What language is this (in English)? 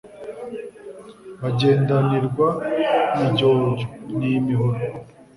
Kinyarwanda